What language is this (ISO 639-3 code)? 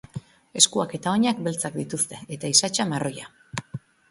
eus